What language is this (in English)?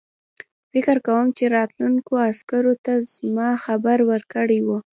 Pashto